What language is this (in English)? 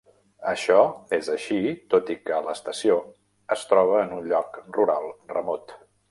Catalan